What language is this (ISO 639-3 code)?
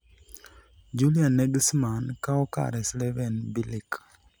luo